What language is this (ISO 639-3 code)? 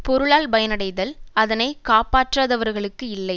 tam